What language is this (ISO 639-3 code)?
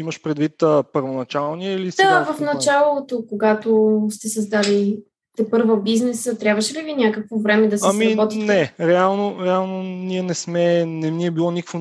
bul